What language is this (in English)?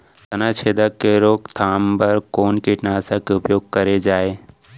Chhattisgarhi